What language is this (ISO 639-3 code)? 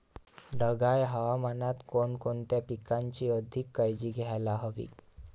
mar